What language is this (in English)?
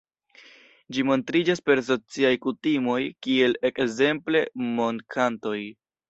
Esperanto